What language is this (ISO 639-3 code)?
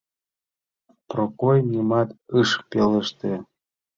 chm